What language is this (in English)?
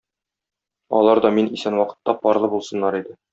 Tatar